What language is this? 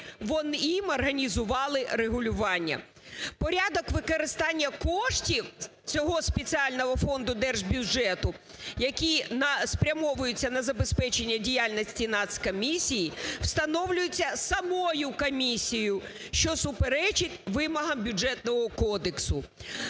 Ukrainian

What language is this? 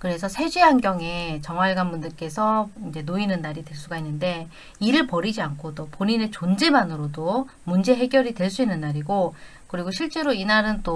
Korean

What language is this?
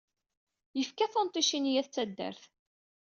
Kabyle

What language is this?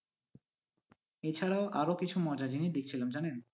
Bangla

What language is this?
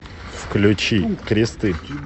Russian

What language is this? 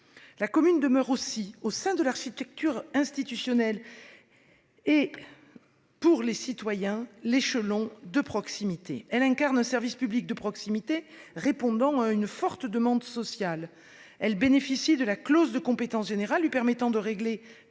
French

